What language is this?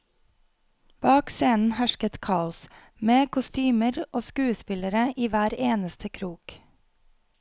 Norwegian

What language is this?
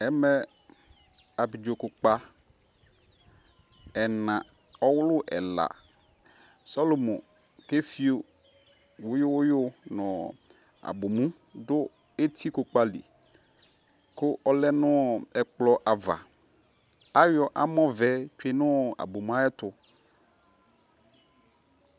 Ikposo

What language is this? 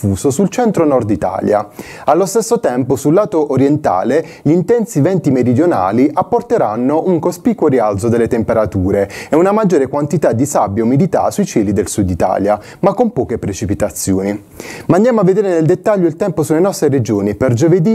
Italian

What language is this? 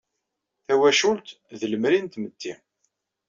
Kabyle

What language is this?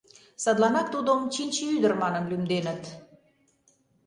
Mari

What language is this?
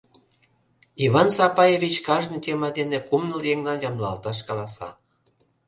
Mari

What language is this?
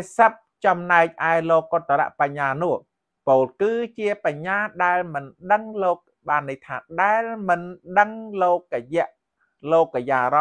Thai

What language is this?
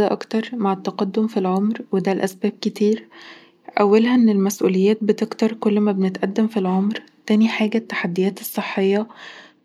Egyptian Arabic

